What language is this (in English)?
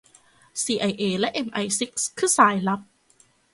Thai